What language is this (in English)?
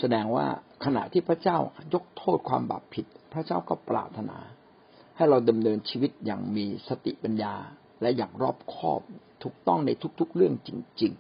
Thai